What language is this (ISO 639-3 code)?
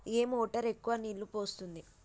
tel